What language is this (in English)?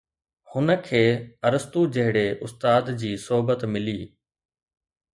Sindhi